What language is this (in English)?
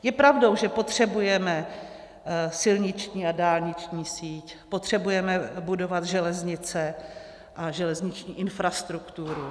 Czech